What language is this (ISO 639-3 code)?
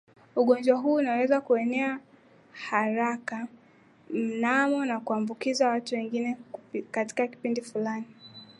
swa